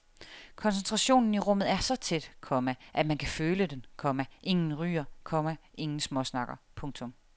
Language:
Danish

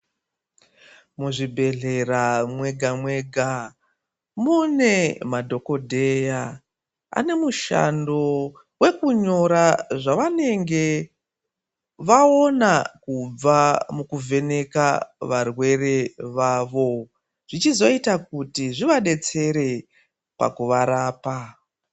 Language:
Ndau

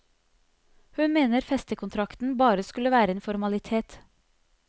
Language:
Norwegian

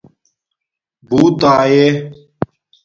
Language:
Domaaki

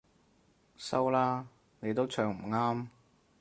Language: Cantonese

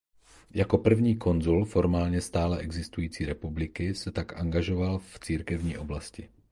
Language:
Czech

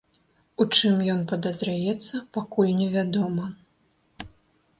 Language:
Belarusian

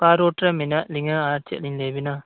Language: Santali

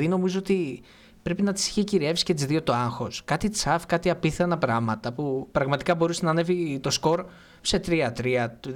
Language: Greek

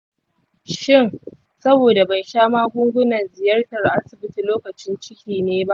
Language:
Hausa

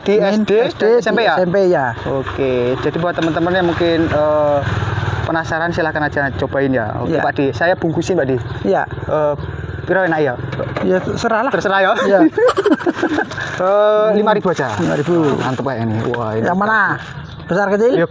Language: Indonesian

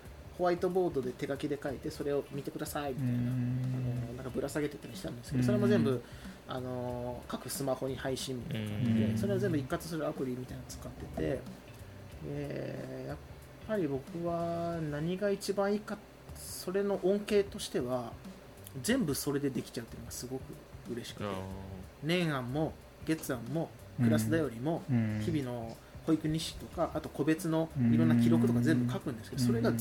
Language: Japanese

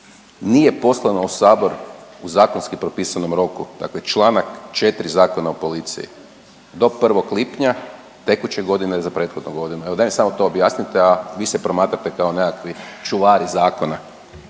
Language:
Croatian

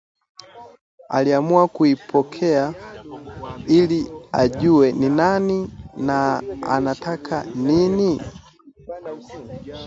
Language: Swahili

